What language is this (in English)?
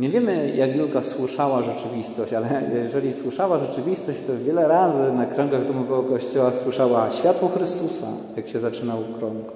Polish